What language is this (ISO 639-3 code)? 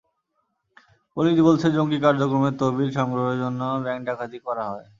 ben